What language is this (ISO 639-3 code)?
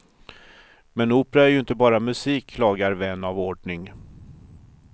swe